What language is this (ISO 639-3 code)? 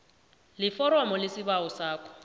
nbl